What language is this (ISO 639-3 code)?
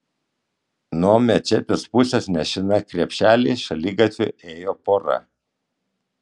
lit